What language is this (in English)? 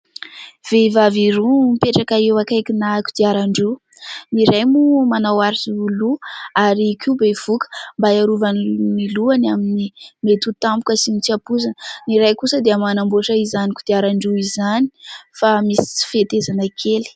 Malagasy